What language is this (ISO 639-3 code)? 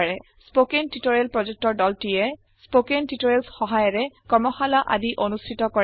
asm